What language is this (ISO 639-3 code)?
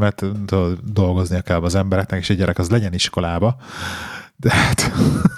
hun